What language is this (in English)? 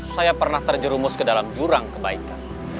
Indonesian